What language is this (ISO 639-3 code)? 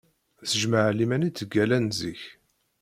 kab